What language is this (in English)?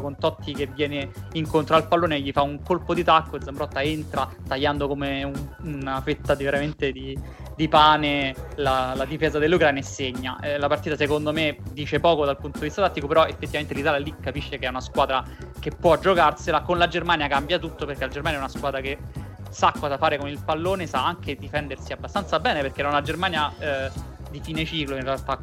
Italian